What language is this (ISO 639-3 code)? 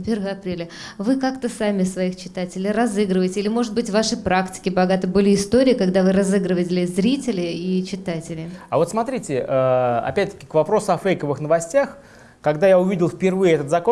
rus